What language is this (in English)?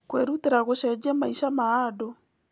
Kikuyu